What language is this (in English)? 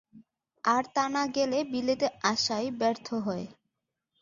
Bangla